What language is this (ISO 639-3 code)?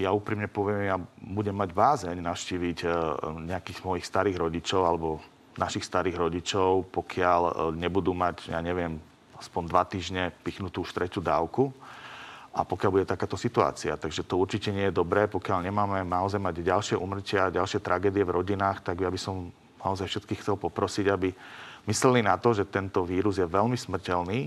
slk